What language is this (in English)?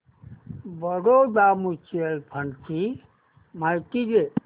Marathi